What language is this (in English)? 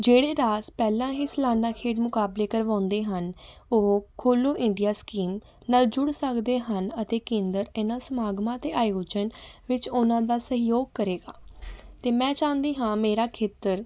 Punjabi